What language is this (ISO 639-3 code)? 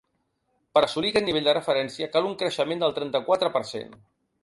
cat